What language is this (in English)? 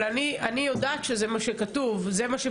Hebrew